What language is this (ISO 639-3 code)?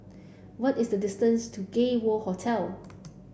eng